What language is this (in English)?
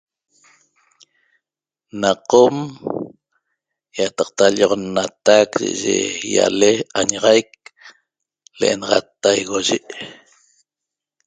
Toba